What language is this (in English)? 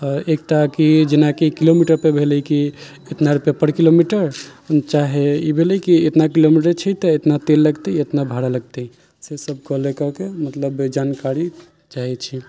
Maithili